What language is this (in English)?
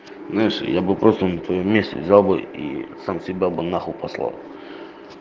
Russian